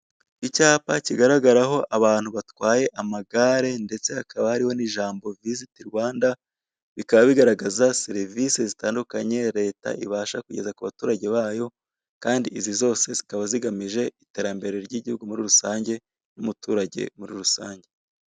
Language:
Kinyarwanda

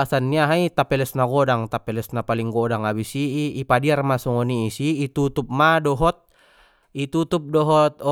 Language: Batak Mandailing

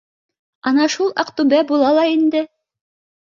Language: Bashkir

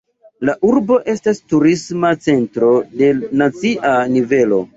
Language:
Esperanto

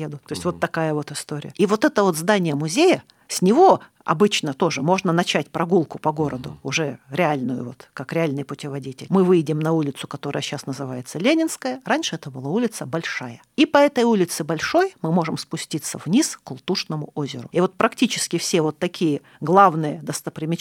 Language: Russian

